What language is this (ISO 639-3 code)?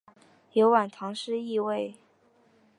zho